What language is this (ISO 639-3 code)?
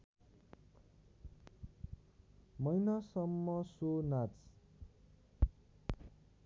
nep